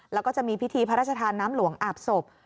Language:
Thai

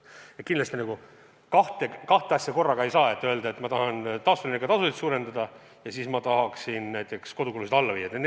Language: Estonian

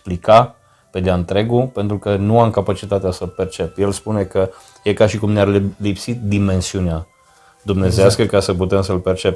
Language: Romanian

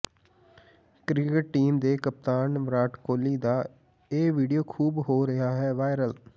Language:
Punjabi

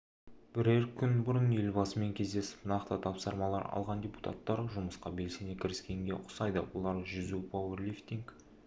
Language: Kazakh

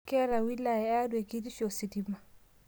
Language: Masai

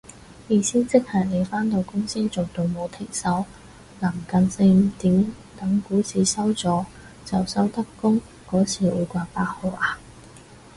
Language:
Cantonese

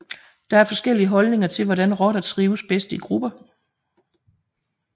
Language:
Danish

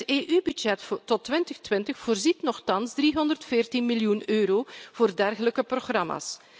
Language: Dutch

